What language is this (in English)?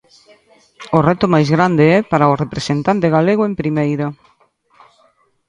Galician